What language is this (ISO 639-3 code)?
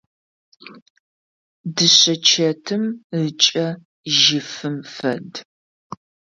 ady